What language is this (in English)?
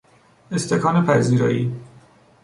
Persian